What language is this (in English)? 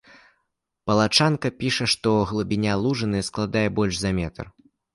Belarusian